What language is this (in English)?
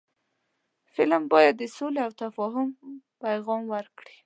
Pashto